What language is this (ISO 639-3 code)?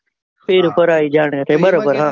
guj